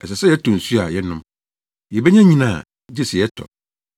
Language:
Akan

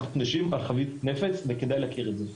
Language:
Hebrew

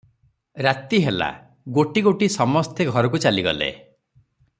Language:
Odia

